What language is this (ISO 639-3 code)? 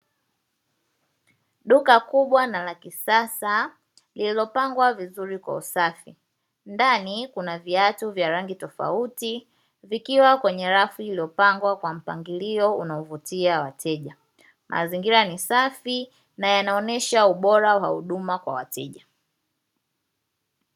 swa